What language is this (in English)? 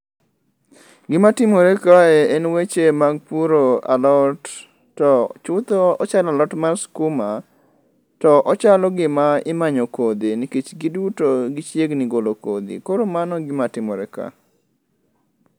Luo (Kenya and Tanzania)